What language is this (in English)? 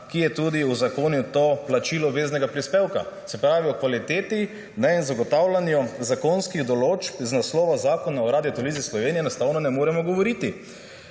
Slovenian